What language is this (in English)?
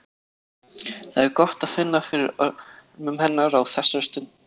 Icelandic